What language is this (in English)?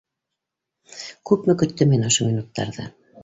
Bashkir